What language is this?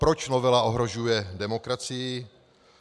Czech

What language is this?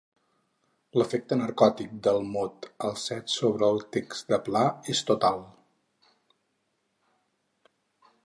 Catalan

